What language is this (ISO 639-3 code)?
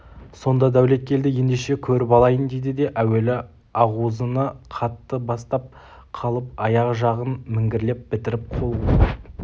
kaz